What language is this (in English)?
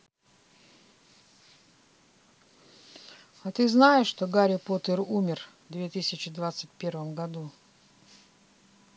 Russian